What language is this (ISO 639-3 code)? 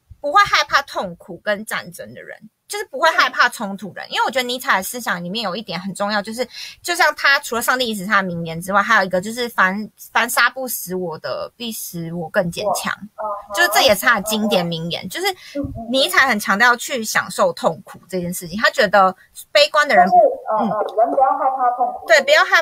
zho